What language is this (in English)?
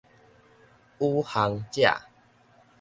Min Nan Chinese